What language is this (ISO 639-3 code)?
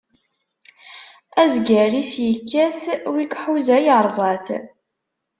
kab